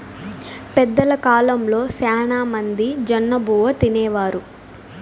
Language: Telugu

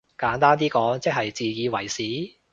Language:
Cantonese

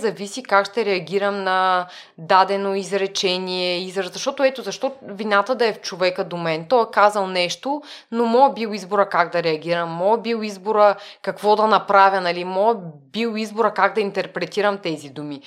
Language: Bulgarian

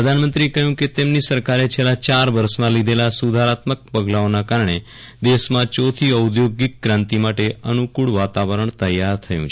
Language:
Gujarati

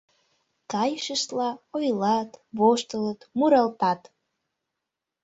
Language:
Mari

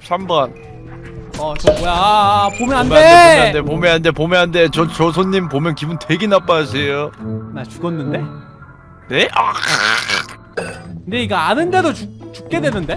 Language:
Korean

